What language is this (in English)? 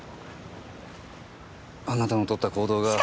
Japanese